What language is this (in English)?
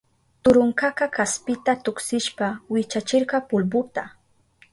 Southern Pastaza Quechua